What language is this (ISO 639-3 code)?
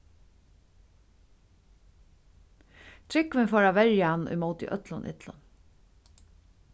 fao